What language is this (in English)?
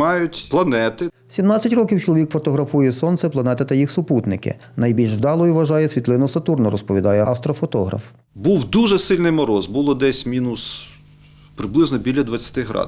Ukrainian